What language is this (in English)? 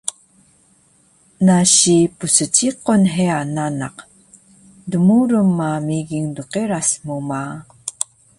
Taroko